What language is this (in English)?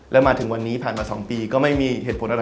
Thai